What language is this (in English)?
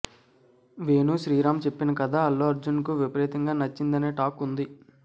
Telugu